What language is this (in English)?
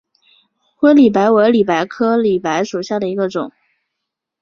Chinese